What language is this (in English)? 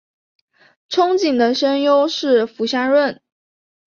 Chinese